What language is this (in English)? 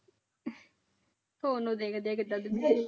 Punjabi